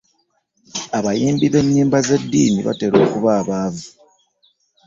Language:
Ganda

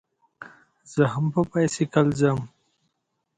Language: Pashto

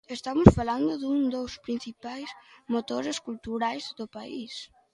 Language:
Galician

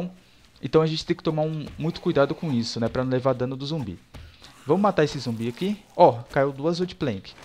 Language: Portuguese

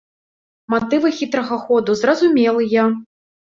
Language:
Belarusian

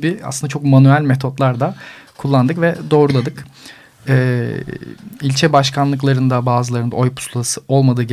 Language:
Turkish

